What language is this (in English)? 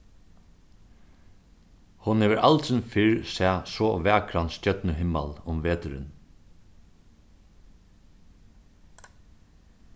Faroese